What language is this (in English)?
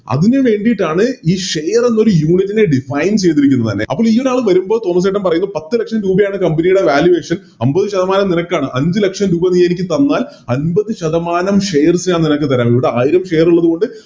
Malayalam